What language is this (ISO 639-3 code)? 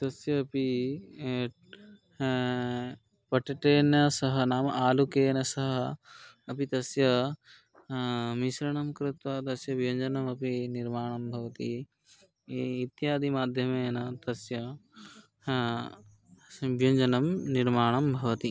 san